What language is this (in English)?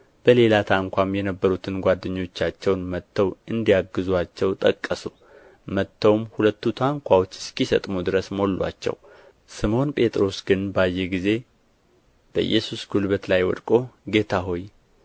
Amharic